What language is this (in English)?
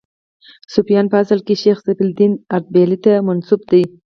Pashto